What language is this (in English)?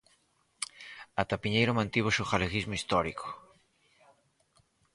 Galician